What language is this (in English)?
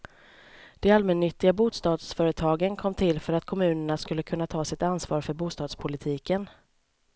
Swedish